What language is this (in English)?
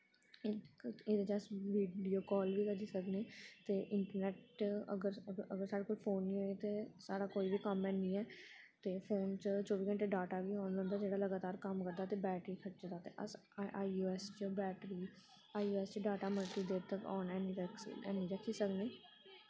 Dogri